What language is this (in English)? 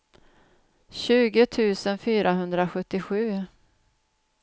Swedish